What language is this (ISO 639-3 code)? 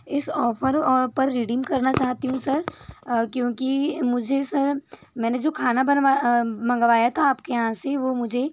hin